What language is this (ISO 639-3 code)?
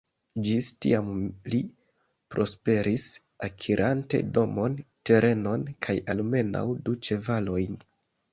epo